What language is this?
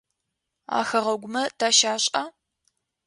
Adyghe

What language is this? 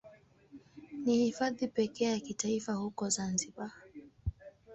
Swahili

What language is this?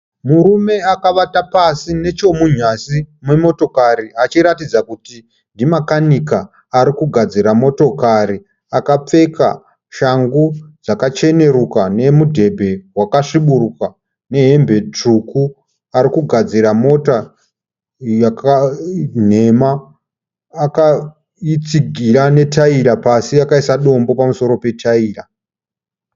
Shona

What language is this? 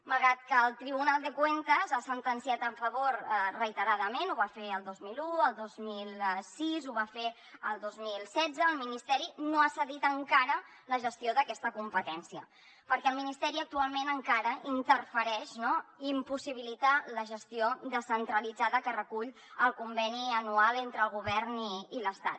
Catalan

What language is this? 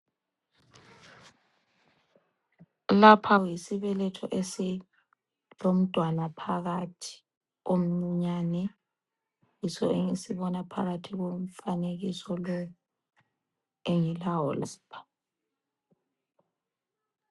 North Ndebele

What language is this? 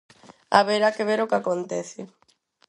Galician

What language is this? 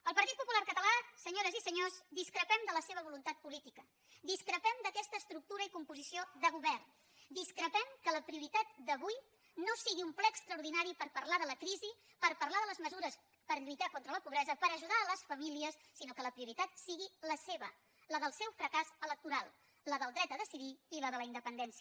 Catalan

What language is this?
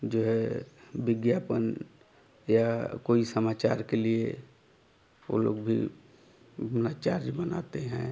Hindi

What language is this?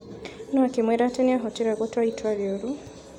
Kikuyu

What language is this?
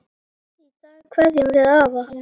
Icelandic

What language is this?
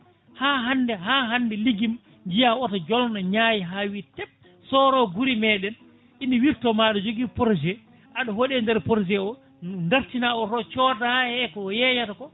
Fula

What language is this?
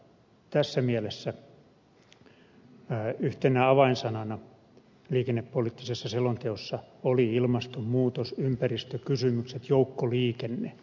Finnish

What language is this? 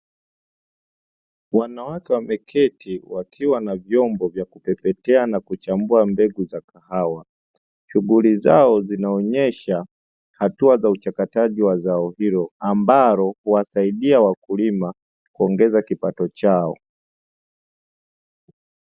Swahili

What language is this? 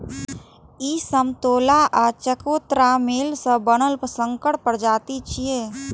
Maithili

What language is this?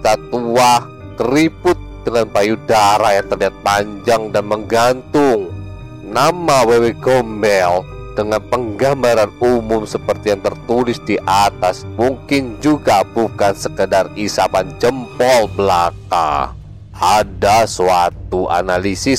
Indonesian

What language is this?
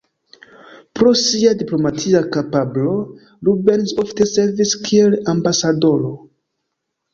Esperanto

